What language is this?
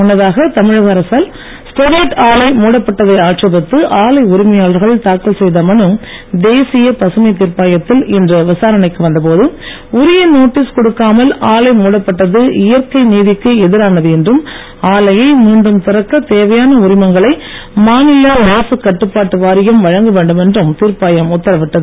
Tamil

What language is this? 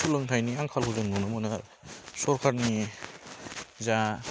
Bodo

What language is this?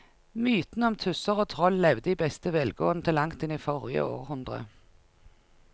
Norwegian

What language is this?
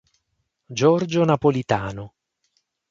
Italian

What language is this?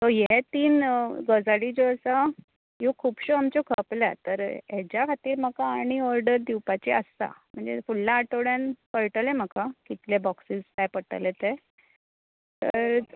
Konkani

